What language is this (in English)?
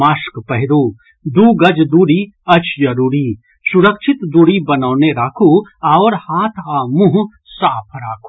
Maithili